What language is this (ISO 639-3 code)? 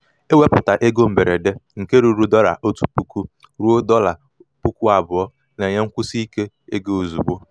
ibo